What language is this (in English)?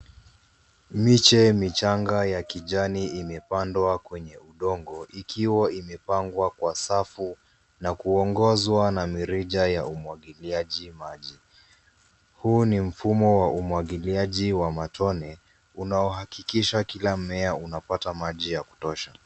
Swahili